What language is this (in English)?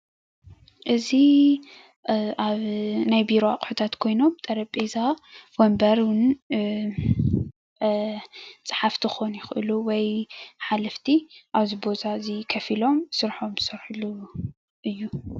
Tigrinya